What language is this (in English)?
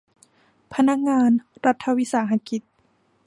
Thai